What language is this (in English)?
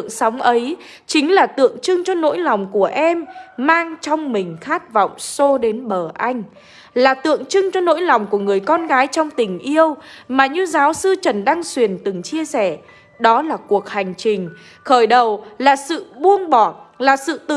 Vietnamese